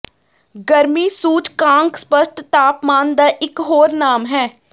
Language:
Punjabi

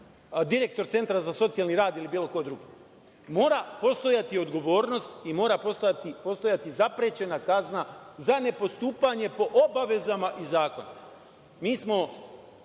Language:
Serbian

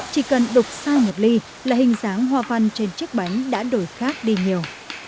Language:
Vietnamese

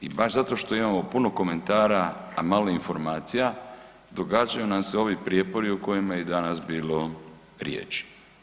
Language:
Croatian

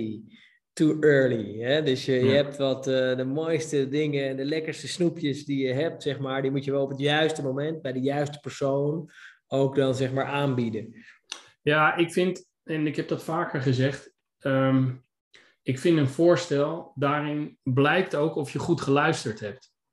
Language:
Dutch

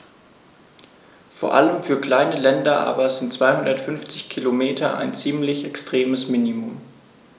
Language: German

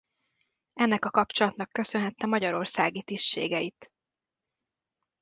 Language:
Hungarian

